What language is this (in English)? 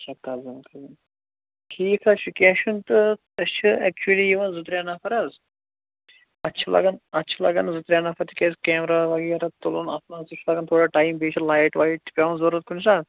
Kashmiri